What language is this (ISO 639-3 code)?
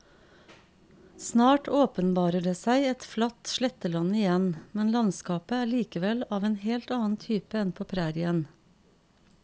nor